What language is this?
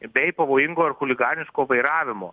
Lithuanian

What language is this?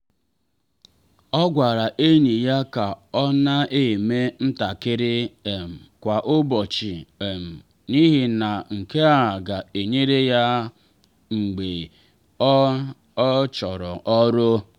Igbo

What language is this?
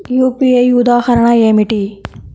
Telugu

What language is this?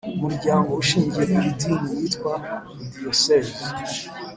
Kinyarwanda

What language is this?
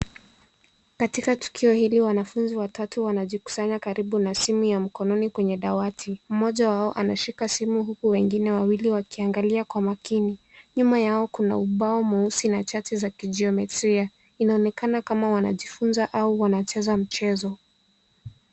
Swahili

